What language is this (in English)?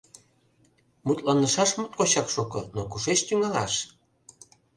Mari